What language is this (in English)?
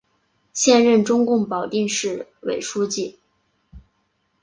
Chinese